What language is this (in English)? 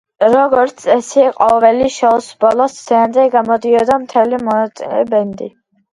Georgian